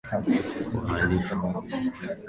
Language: Swahili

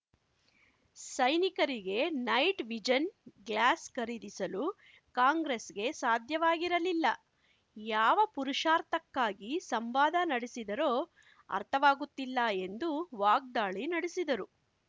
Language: Kannada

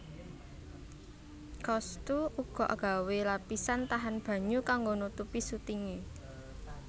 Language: Javanese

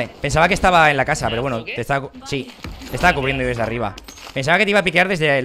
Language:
Spanish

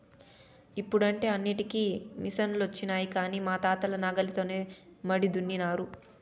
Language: Telugu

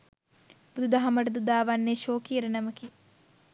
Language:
Sinhala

